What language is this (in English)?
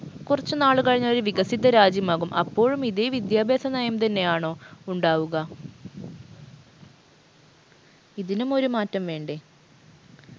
Malayalam